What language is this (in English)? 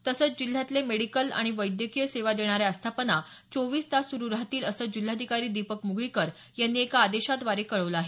Marathi